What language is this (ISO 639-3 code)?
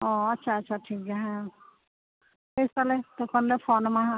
sat